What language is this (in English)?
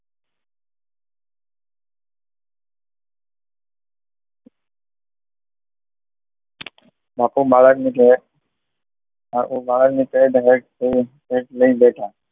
Gujarati